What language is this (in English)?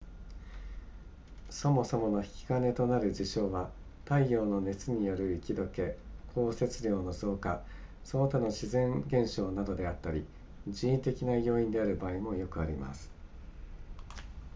Japanese